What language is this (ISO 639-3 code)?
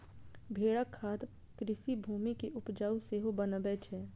mai